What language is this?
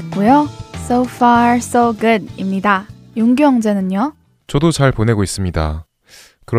Korean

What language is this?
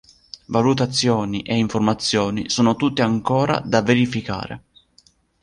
Italian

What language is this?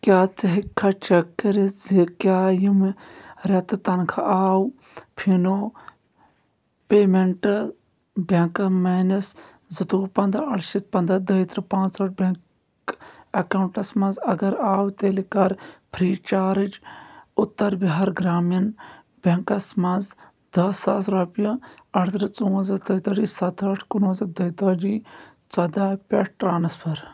Kashmiri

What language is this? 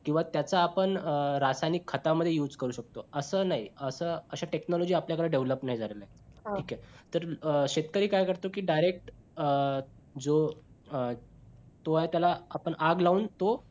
Marathi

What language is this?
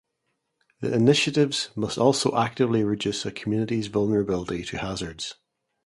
English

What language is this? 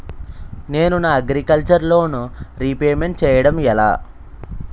Telugu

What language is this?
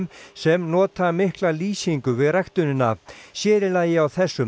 Icelandic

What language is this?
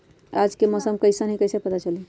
Magahi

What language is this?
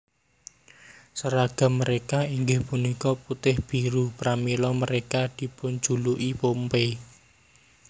Javanese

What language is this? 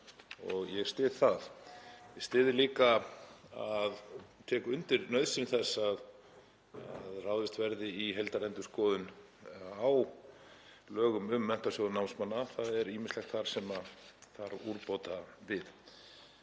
Icelandic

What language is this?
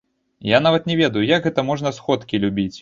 Belarusian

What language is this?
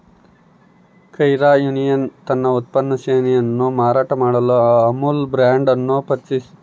Kannada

